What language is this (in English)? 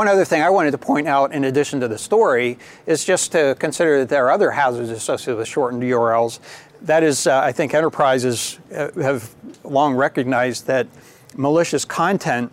English